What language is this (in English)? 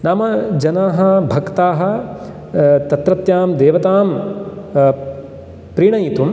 Sanskrit